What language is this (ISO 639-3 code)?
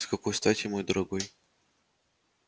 rus